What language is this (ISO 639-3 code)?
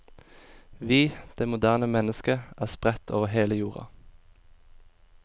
nor